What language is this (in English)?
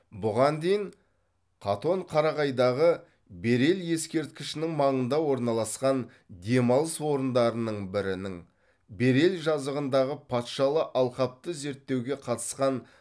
Kazakh